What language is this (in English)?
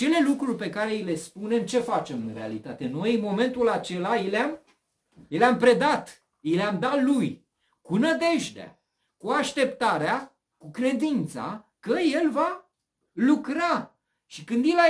Romanian